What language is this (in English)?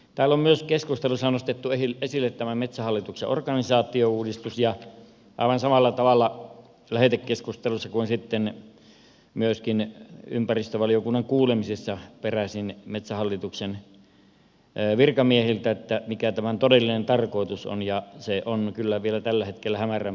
Finnish